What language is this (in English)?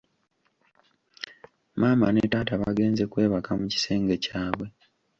Ganda